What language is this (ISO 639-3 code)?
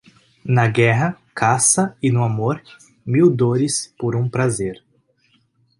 por